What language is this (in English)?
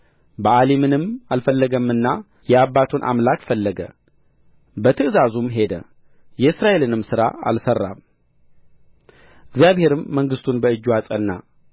Amharic